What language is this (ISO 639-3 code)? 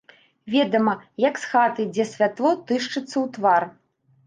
bel